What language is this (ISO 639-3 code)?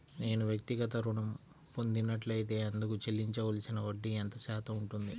tel